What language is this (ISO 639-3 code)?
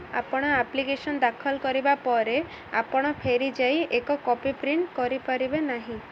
ori